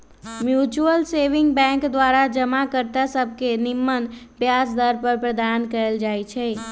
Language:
Magahi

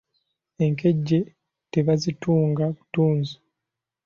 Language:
Ganda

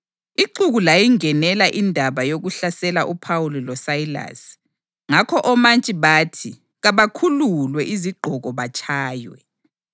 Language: North Ndebele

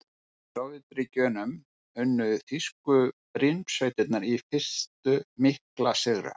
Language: Icelandic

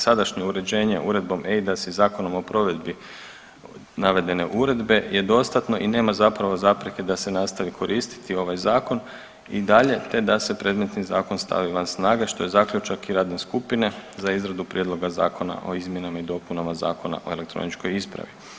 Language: Croatian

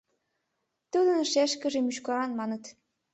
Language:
Mari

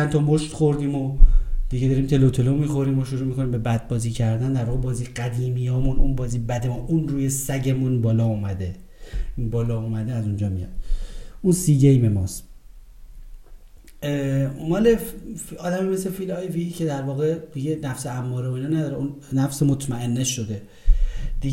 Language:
Persian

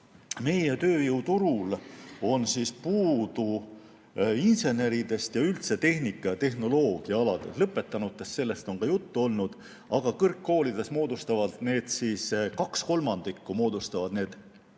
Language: Estonian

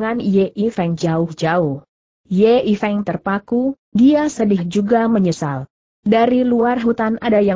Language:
Indonesian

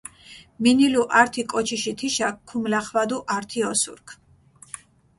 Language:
Mingrelian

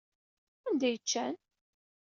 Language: Kabyle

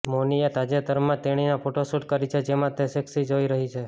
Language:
Gujarati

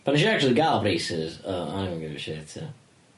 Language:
Welsh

